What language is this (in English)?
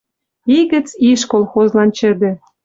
Western Mari